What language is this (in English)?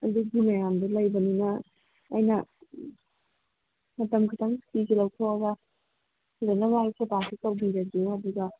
Manipuri